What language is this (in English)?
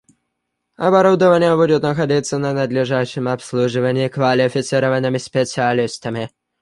Russian